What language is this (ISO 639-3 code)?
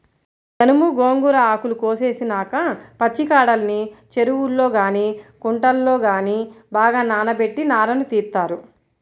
tel